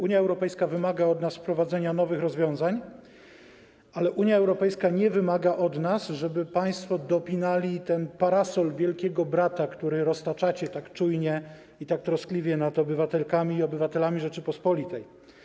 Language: Polish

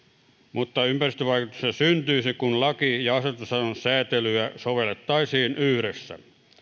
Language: Finnish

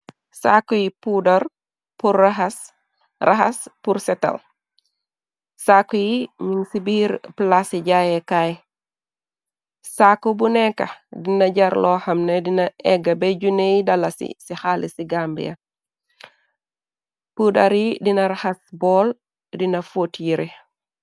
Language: Wolof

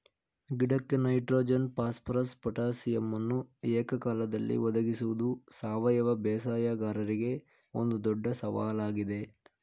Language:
Kannada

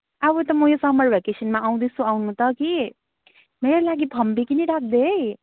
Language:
Nepali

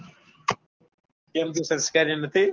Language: Gujarati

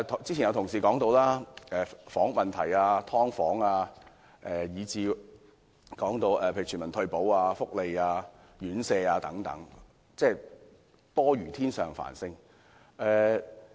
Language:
Cantonese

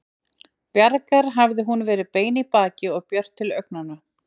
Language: Icelandic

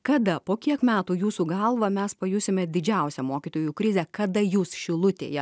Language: Lithuanian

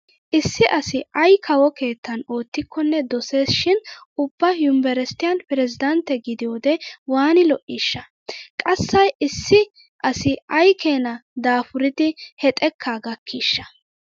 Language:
Wolaytta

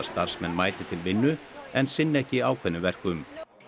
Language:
Icelandic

